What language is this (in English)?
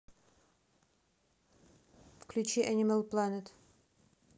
Russian